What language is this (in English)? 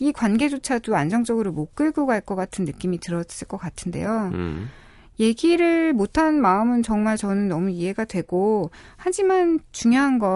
Korean